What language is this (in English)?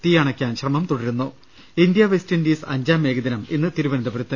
Malayalam